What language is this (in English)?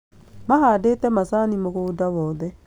Kikuyu